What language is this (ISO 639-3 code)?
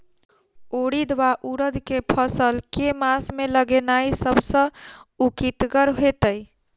mai